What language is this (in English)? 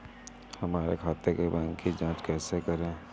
Hindi